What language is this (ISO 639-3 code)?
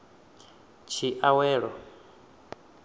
ven